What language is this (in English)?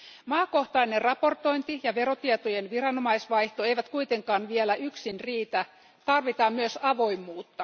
Finnish